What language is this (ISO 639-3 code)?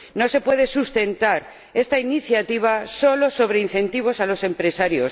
spa